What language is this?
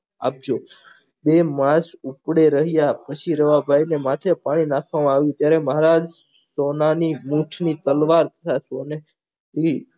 Gujarati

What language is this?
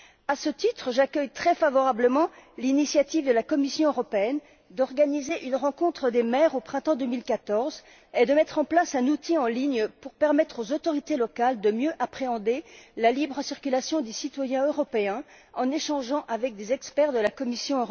French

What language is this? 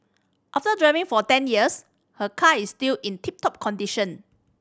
English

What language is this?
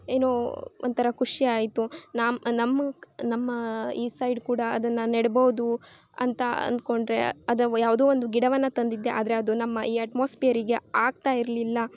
Kannada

